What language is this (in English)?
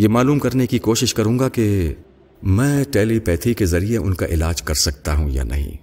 Urdu